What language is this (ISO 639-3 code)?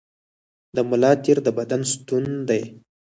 pus